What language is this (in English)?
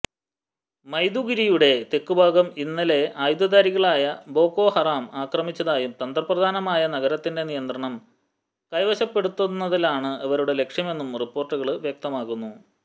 Malayalam